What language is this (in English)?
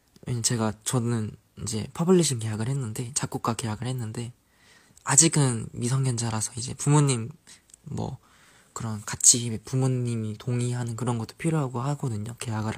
Korean